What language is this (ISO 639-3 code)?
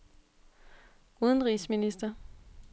dan